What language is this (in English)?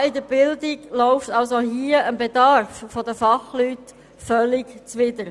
Swiss German